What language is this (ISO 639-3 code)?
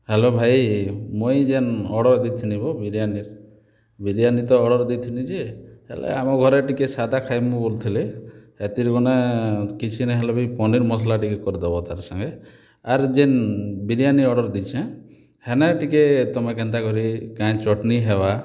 ori